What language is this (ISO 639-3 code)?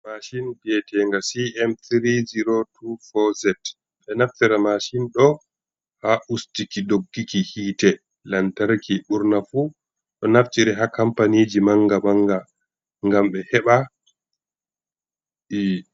ful